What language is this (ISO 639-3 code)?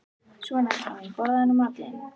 isl